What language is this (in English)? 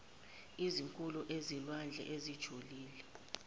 Zulu